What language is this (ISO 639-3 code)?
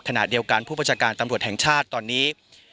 tha